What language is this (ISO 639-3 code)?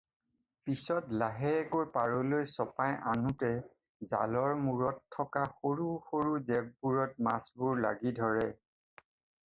asm